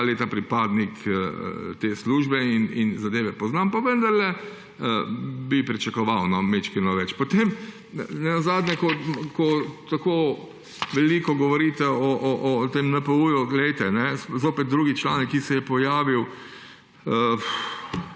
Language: Slovenian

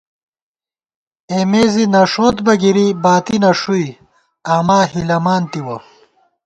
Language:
Gawar-Bati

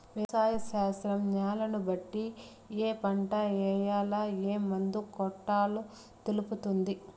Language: Telugu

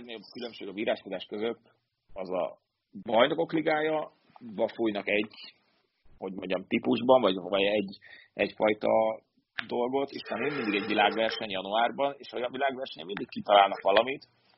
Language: Hungarian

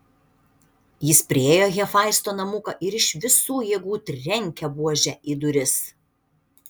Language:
Lithuanian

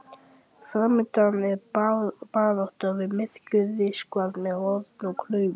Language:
Icelandic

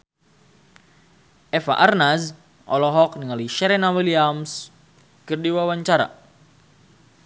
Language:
Sundanese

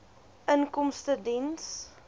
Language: Afrikaans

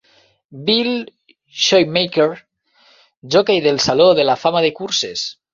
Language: Catalan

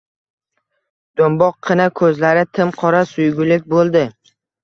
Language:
Uzbek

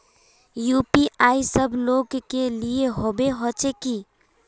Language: Magahi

